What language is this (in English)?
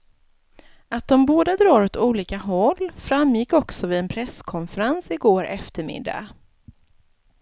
Swedish